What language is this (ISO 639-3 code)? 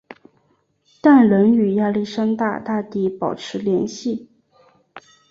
zho